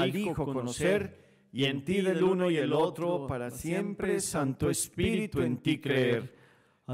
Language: Spanish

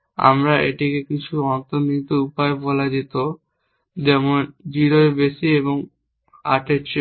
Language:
Bangla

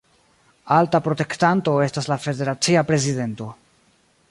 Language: Esperanto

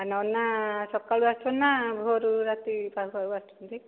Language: Odia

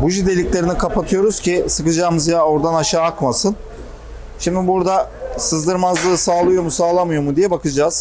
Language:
Turkish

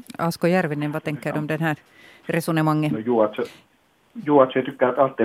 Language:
Swedish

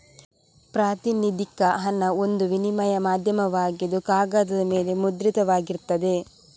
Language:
Kannada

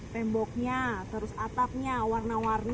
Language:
Indonesian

